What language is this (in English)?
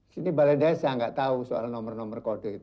Indonesian